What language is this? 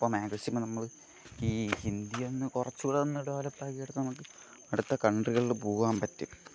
Malayalam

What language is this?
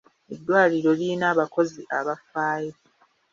Ganda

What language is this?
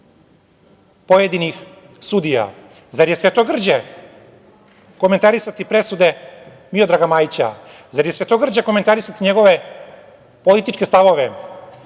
Serbian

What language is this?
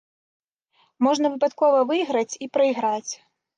Belarusian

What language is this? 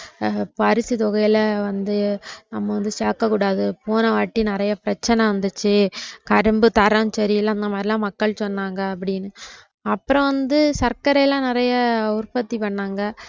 Tamil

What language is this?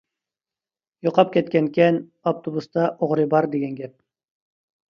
Uyghur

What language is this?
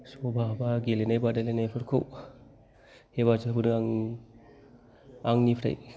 Bodo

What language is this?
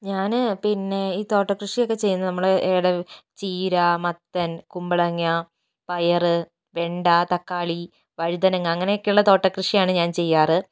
Malayalam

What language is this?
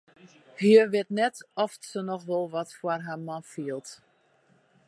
Western Frisian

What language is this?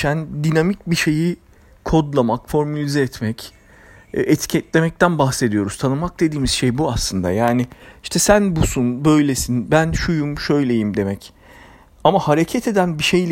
Turkish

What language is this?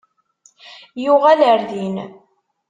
Kabyle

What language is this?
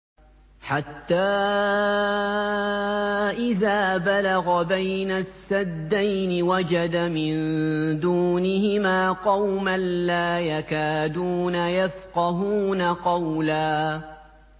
Arabic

